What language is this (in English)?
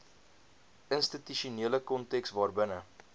Afrikaans